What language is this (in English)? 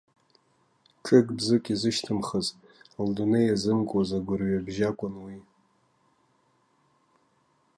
Abkhazian